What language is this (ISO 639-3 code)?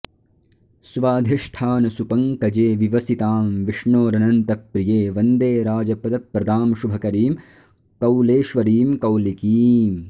san